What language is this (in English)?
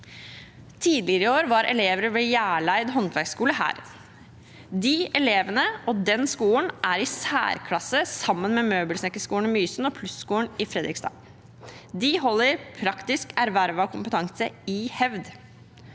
Norwegian